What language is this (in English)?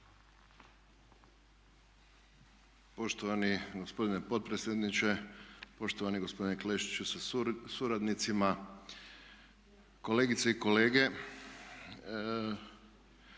Croatian